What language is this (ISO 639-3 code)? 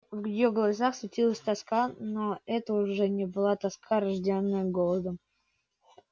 rus